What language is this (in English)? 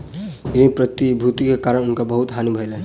Maithili